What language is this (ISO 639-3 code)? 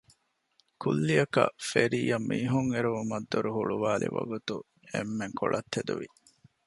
div